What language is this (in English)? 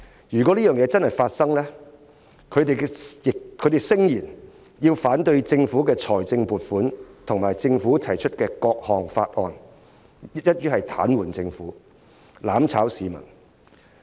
Cantonese